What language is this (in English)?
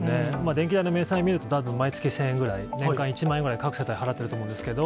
Japanese